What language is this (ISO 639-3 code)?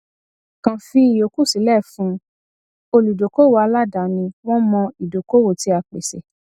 yor